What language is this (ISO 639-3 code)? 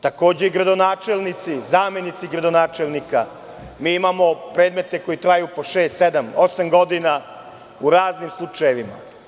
srp